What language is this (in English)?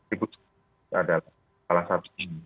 Indonesian